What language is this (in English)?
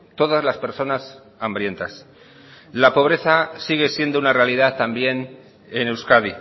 Spanish